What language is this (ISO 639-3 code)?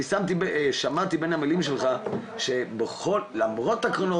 heb